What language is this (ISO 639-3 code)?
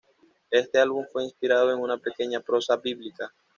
spa